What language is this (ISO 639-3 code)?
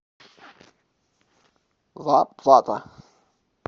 rus